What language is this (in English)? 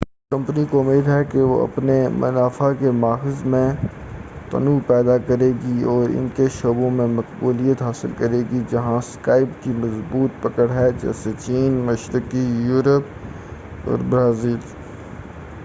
Urdu